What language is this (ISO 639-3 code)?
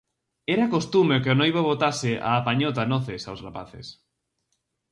glg